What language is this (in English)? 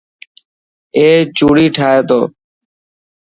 Dhatki